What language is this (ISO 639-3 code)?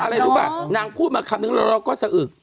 tha